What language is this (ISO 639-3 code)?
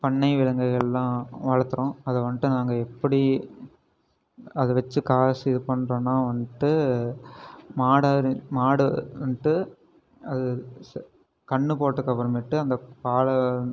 tam